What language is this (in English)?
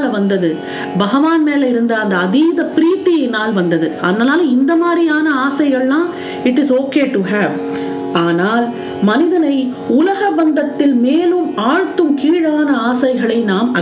Tamil